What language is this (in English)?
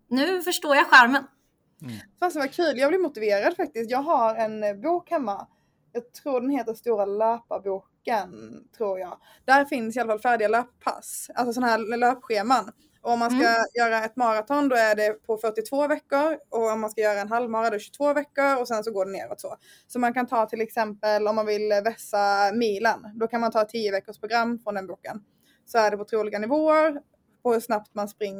Swedish